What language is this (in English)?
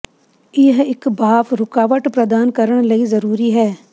Punjabi